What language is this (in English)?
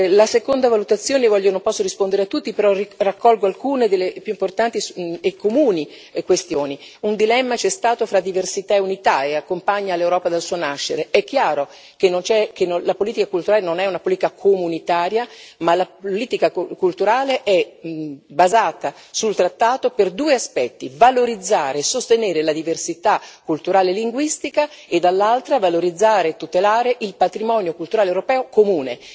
Italian